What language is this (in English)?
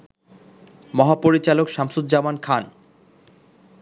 Bangla